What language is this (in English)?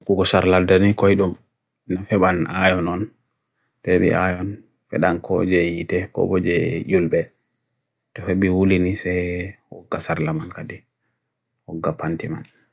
Bagirmi Fulfulde